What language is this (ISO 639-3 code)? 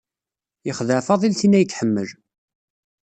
kab